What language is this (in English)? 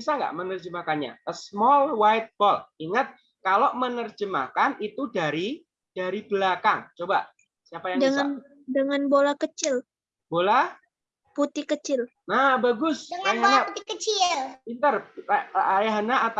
Indonesian